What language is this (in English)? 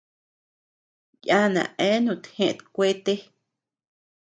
Tepeuxila Cuicatec